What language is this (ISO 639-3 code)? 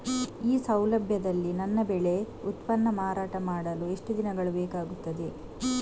kan